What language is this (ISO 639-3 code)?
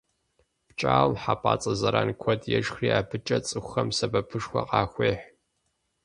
kbd